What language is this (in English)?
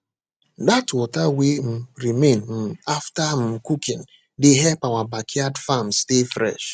Nigerian Pidgin